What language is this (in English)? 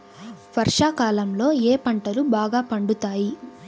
Telugu